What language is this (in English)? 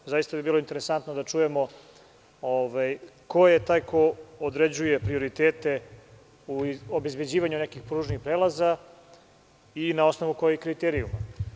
Serbian